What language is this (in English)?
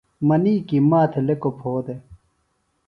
Phalura